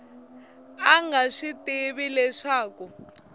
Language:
Tsonga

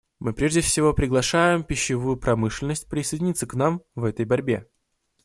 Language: Russian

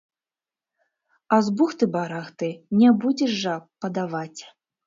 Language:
Belarusian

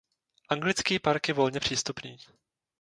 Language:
Czech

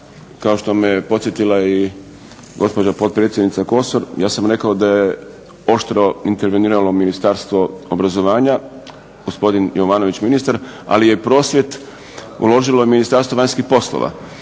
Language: Croatian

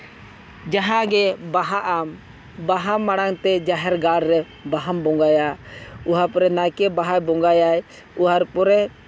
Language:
Santali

